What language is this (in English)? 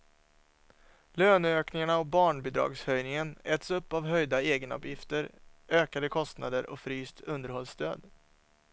Swedish